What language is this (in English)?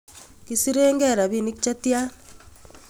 Kalenjin